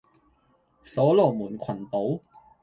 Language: Cantonese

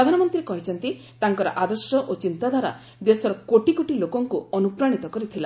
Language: Odia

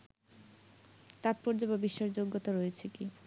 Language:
Bangla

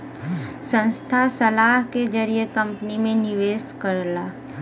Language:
Bhojpuri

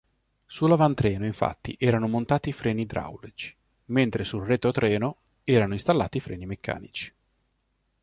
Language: Italian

